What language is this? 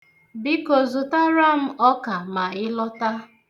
Igbo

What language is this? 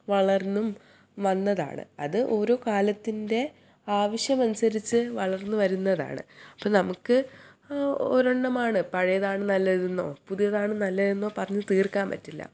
Malayalam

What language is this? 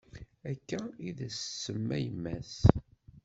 Kabyle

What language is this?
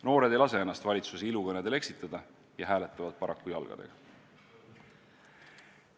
Estonian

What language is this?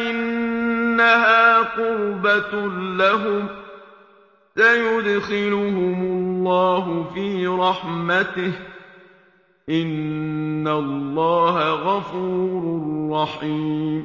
Arabic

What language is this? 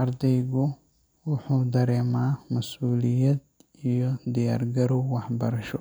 Somali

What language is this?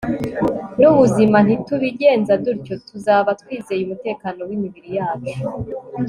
Kinyarwanda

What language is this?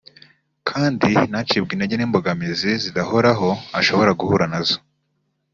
Kinyarwanda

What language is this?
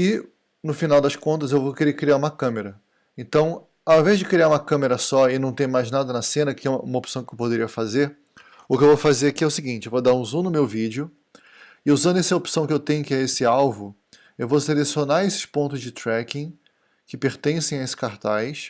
Portuguese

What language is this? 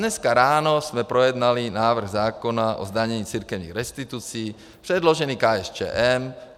Czech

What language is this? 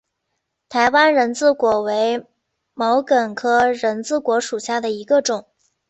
Chinese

